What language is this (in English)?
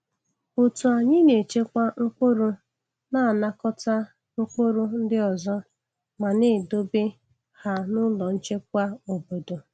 Igbo